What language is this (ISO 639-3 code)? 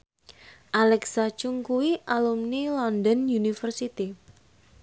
jav